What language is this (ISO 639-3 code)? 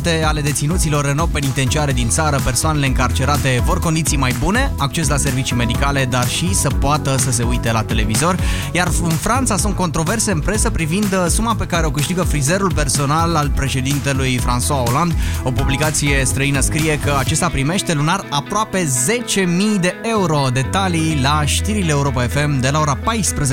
ron